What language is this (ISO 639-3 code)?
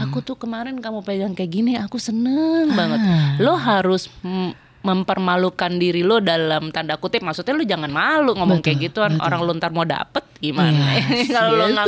ind